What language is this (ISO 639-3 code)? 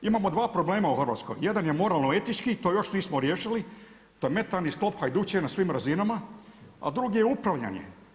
hrv